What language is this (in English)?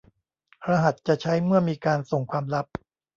Thai